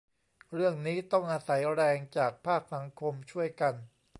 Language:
Thai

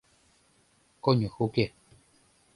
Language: Mari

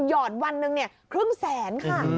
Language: Thai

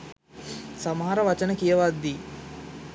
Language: Sinhala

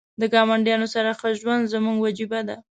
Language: Pashto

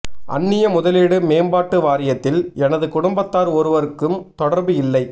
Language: Tamil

